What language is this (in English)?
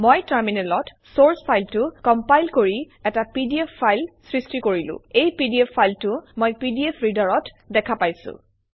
Assamese